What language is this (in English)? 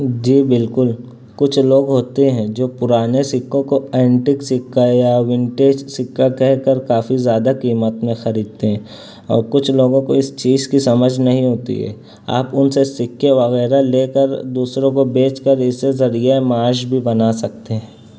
Urdu